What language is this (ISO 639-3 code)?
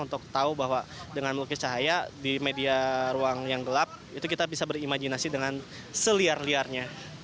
ind